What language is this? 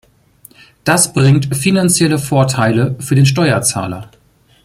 German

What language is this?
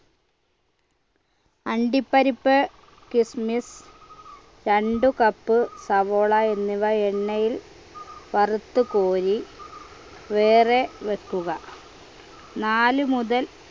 Malayalam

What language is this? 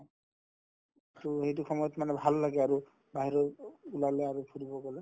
Assamese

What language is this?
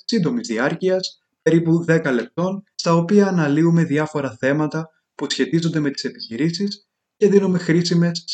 Greek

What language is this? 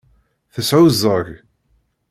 Kabyle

